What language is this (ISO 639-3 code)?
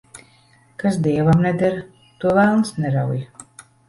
lav